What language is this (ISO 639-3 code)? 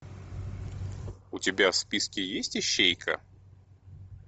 rus